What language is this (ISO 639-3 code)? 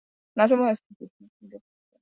swa